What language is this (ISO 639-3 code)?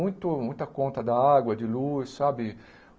por